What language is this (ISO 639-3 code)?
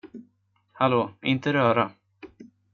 swe